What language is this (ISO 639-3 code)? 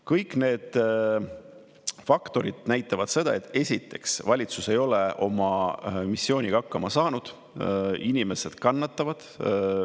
est